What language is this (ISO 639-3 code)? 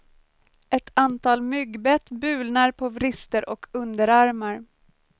swe